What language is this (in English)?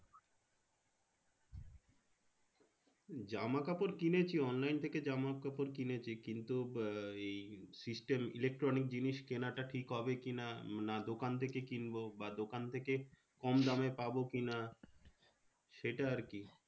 Bangla